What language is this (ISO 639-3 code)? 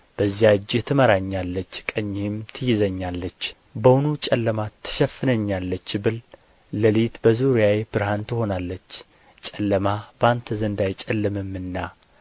amh